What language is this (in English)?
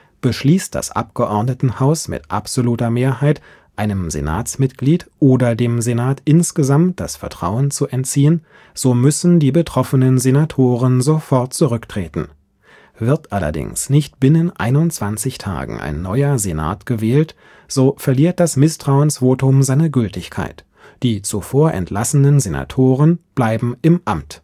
German